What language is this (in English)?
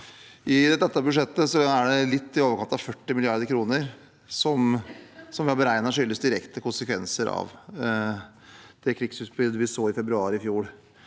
Norwegian